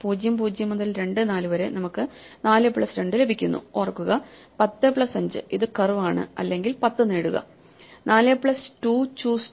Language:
Malayalam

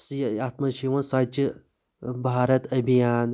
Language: Kashmiri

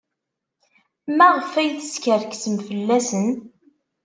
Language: Kabyle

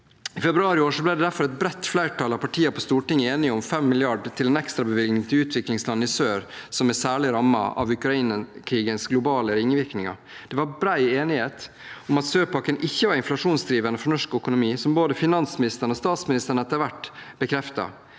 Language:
Norwegian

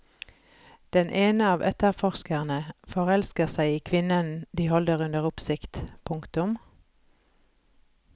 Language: Norwegian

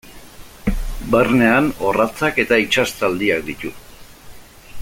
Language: Basque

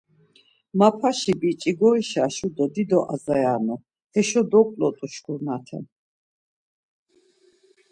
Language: Laz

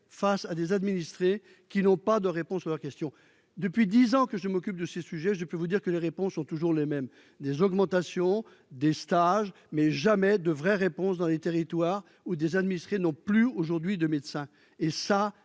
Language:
French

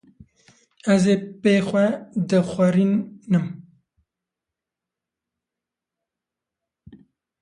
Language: Kurdish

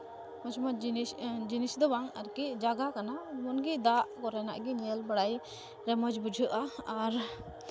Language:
Santali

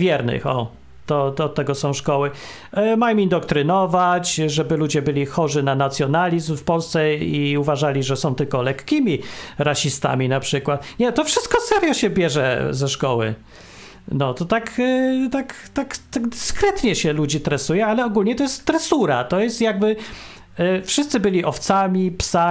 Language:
Polish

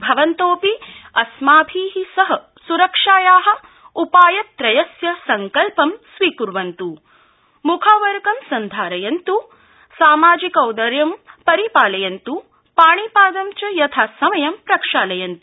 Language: Sanskrit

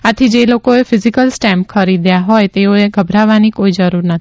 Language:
Gujarati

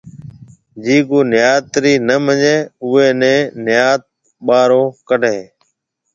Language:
Marwari (Pakistan)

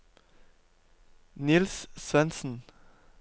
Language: Norwegian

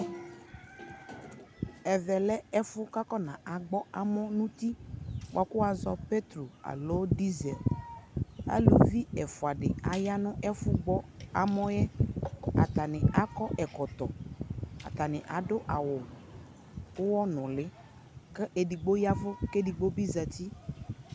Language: Ikposo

